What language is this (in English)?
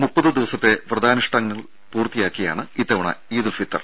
Malayalam